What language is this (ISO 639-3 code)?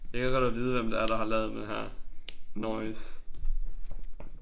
dan